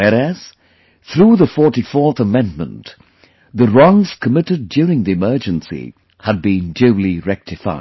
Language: English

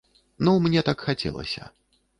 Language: Belarusian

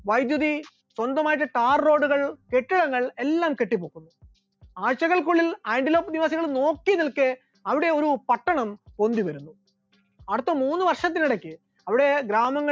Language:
Malayalam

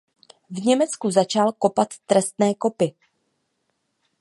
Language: Czech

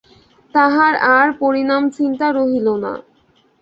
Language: Bangla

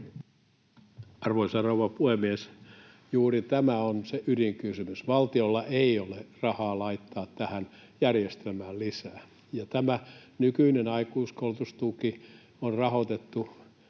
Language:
Finnish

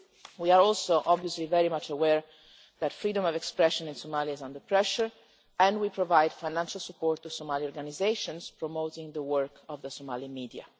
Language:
English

